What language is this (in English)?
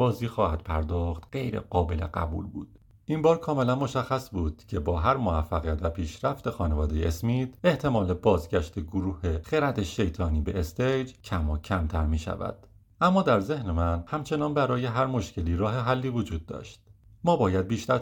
Persian